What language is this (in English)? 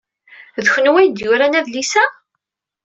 Kabyle